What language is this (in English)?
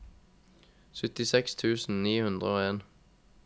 Norwegian